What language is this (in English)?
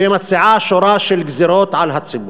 Hebrew